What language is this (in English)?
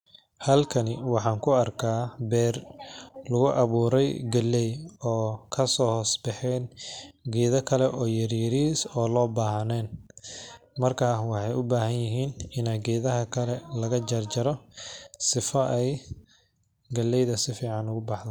Somali